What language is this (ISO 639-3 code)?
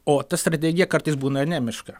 lit